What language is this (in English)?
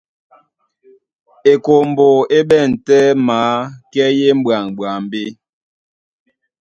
Duala